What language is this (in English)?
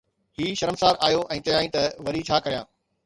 Sindhi